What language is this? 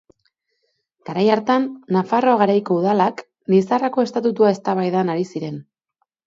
Basque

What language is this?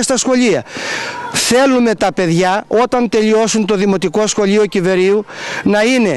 Greek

